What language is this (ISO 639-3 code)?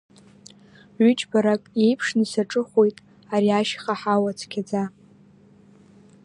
abk